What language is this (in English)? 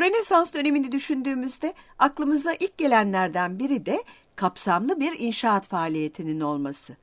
Turkish